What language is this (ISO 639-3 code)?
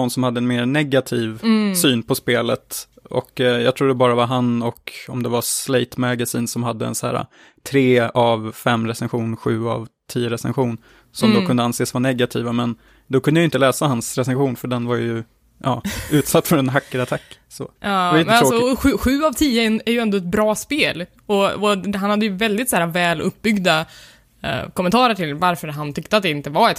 swe